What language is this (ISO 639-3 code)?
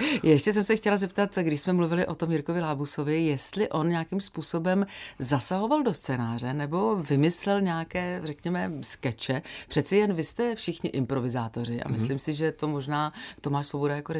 ces